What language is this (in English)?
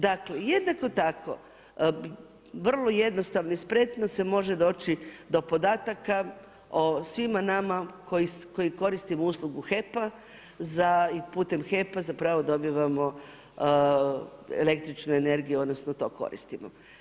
Croatian